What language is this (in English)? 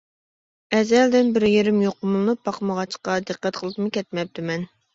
Uyghur